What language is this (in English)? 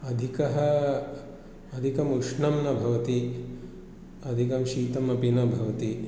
Sanskrit